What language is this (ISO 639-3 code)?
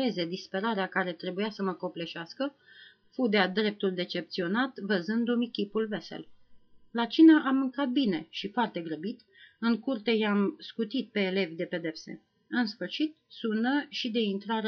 ron